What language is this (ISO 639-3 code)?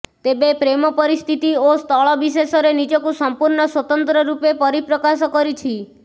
ori